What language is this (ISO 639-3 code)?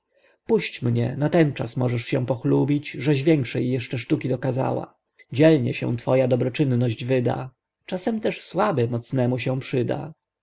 pol